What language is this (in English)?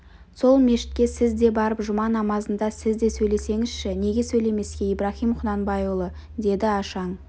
Kazakh